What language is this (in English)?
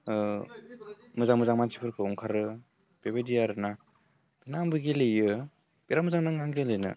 Bodo